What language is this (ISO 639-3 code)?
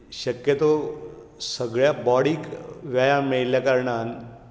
kok